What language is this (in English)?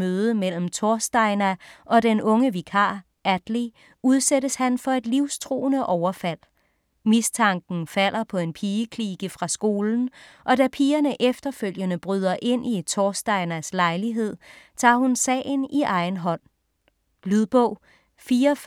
Danish